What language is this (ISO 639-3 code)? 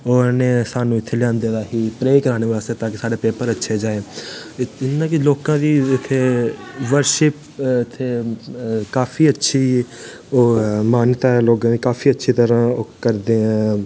doi